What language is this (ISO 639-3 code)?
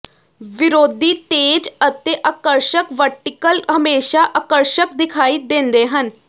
pan